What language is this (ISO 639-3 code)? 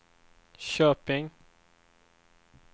swe